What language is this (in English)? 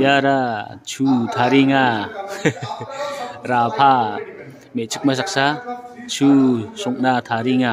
Indonesian